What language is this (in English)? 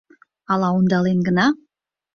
Mari